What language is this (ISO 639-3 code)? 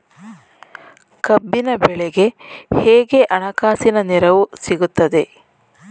kan